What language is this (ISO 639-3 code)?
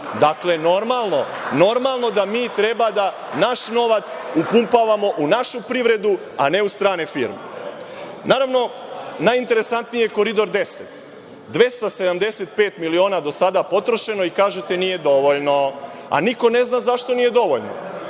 srp